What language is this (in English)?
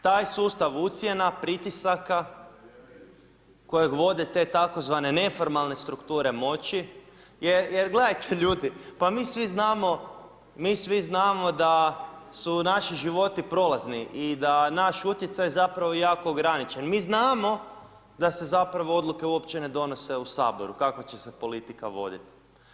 Croatian